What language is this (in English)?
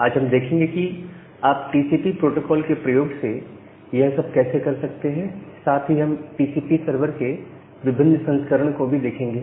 Hindi